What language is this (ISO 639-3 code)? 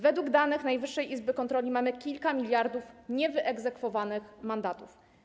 pol